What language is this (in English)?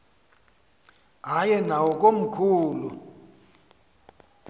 Xhosa